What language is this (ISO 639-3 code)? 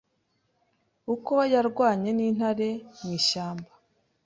kin